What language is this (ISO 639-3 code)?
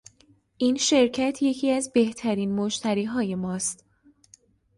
fas